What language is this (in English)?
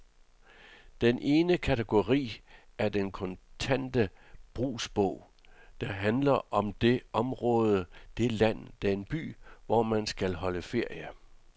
Danish